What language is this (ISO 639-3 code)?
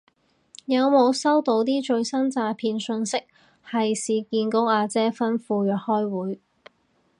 yue